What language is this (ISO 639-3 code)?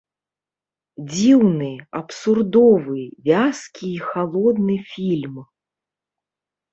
bel